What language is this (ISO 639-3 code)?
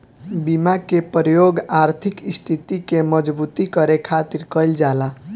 bho